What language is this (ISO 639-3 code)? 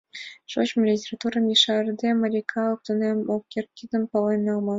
chm